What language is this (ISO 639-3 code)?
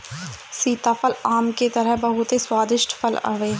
bho